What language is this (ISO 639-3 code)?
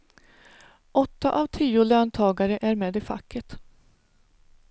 swe